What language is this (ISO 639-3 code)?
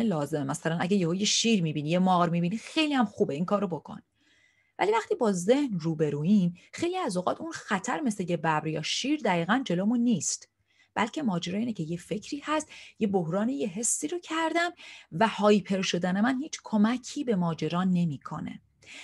fas